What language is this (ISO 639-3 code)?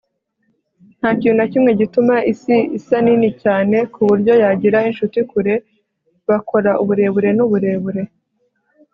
kin